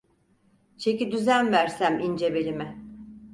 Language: Turkish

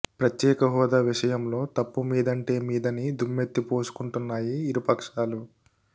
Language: Telugu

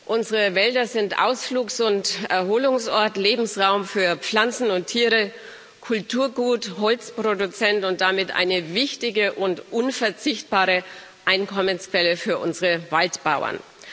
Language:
German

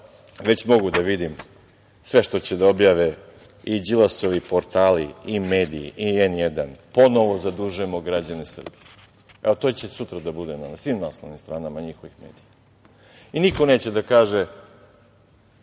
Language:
Serbian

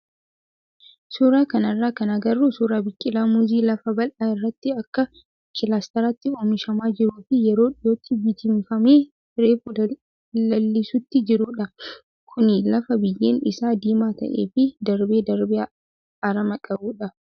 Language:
Oromo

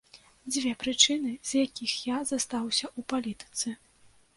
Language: Belarusian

